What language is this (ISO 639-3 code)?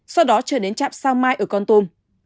vie